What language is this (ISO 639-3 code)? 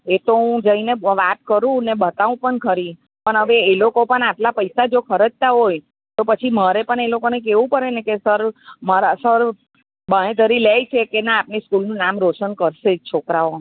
guj